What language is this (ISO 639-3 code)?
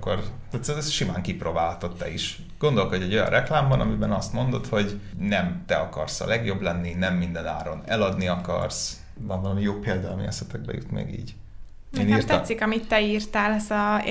hun